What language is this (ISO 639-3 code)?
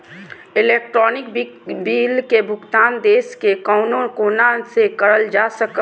mag